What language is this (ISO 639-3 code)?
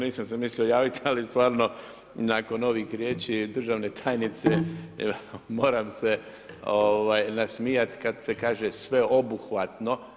hrv